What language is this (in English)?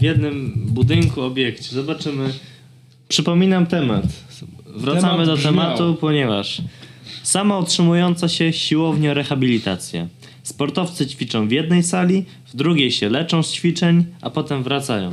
Polish